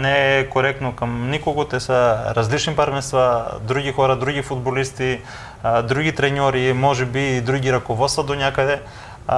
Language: Bulgarian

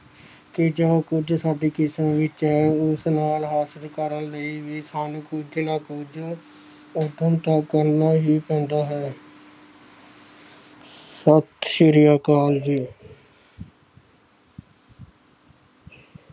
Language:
Punjabi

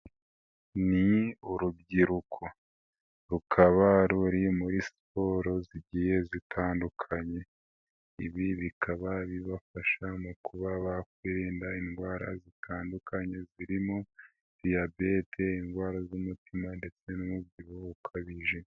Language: Kinyarwanda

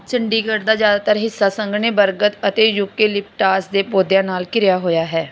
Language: Punjabi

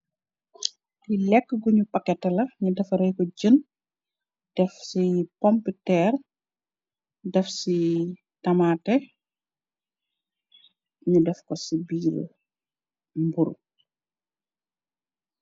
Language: Wolof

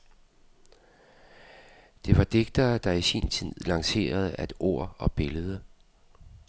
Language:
Danish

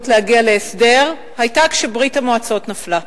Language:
Hebrew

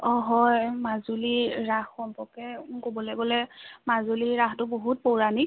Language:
Assamese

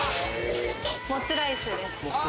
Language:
Japanese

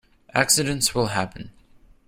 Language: English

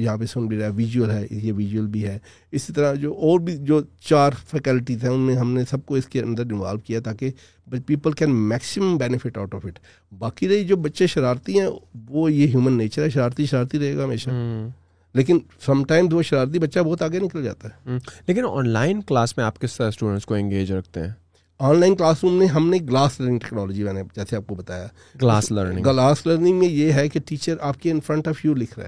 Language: Urdu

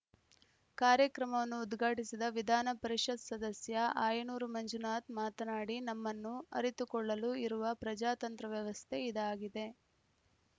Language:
Kannada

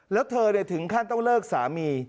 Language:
Thai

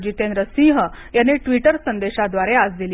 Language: Marathi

